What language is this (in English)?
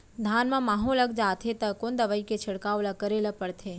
Chhattisgarhi